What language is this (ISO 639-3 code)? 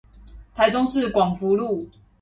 zho